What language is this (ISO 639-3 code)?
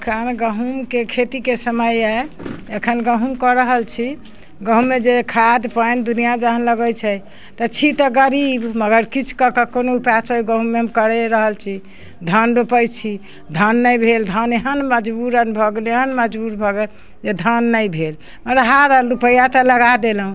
mai